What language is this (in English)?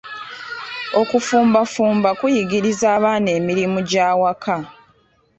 Ganda